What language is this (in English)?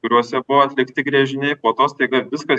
Lithuanian